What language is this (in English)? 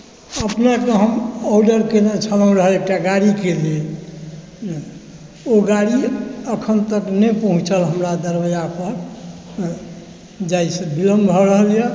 Maithili